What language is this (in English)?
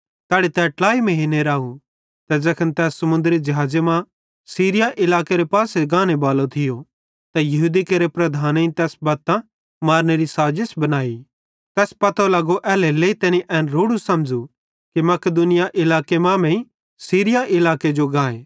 Bhadrawahi